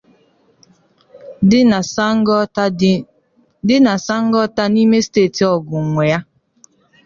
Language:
Igbo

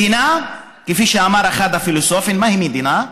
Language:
Hebrew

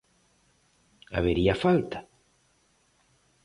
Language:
Galician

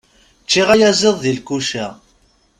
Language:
Kabyle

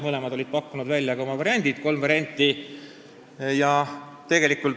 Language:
Estonian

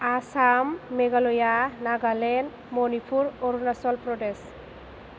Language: Bodo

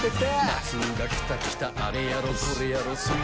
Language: Japanese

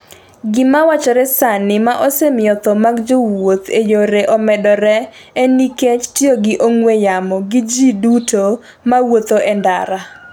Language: Luo (Kenya and Tanzania)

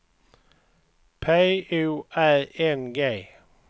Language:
Swedish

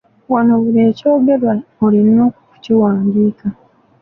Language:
Ganda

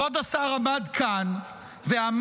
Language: Hebrew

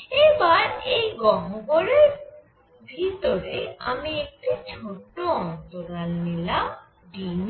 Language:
Bangla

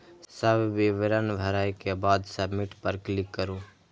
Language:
Maithili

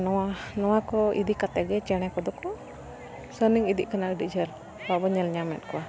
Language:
Santali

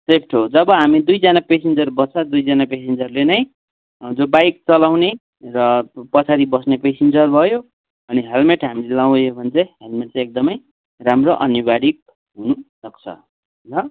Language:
Nepali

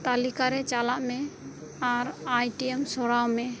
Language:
Santali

